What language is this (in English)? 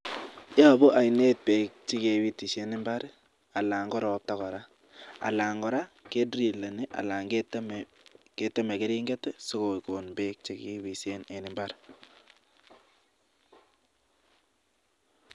Kalenjin